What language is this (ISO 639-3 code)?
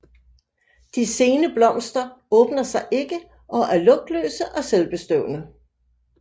dan